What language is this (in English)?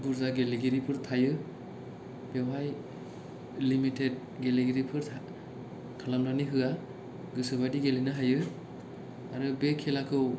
Bodo